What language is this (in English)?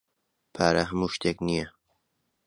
Central Kurdish